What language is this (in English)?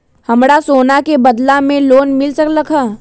Magahi